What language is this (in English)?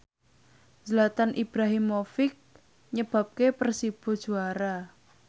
Javanese